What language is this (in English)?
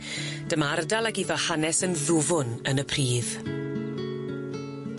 Welsh